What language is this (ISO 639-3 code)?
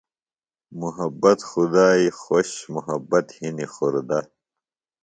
phl